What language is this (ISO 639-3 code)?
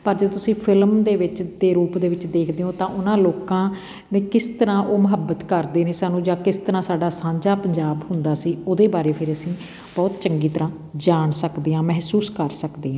pan